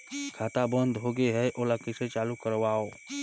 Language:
Chhattisgarhi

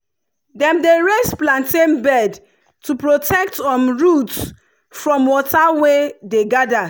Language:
Nigerian Pidgin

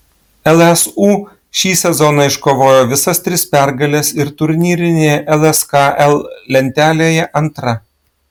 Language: Lithuanian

